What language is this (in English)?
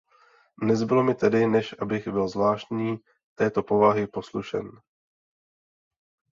Czech